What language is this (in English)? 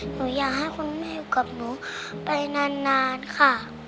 Thai